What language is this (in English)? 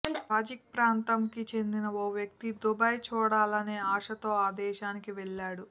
Telugu